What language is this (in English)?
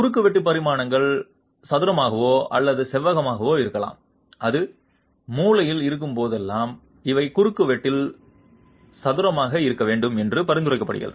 Tamil